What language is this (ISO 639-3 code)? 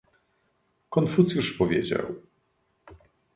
pol